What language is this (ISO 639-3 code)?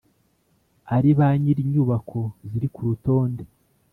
kin